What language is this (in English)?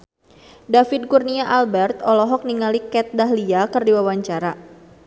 Sundanese